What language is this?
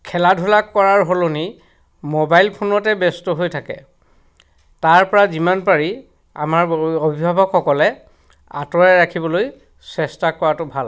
Assamese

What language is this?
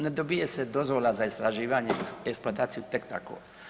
Croatian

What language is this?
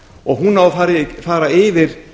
Icelandic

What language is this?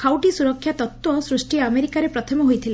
Odia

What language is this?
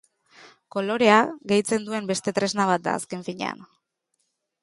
Basque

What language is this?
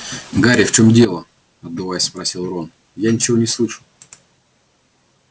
Russian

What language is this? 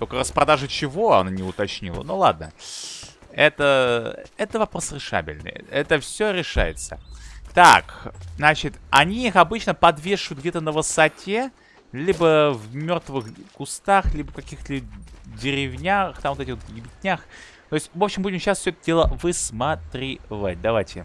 Russian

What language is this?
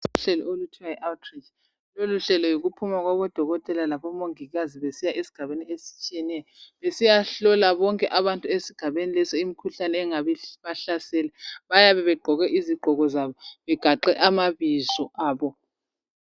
North Ndebele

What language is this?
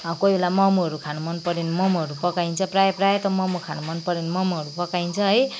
Nepali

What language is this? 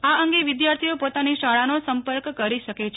Gujarati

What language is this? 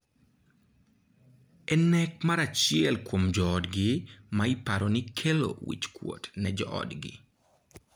Luo (Kenya and Tanzania)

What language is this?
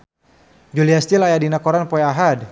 Sundanese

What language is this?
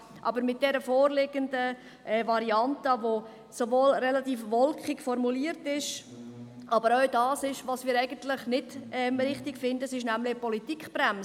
Swiss German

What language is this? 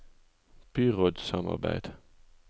Norwegian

